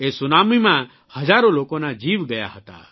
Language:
Gujarati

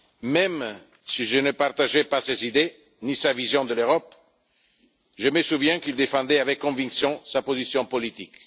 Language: French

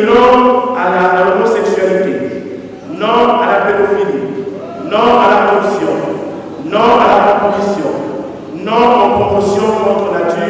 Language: French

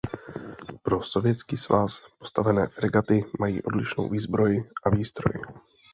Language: Czech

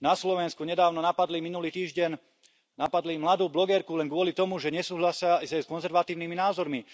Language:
Slovak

